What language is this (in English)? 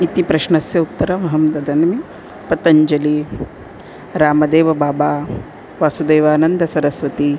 Sanskrit